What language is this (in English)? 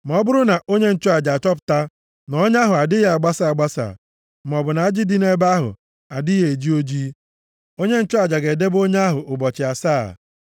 Igbo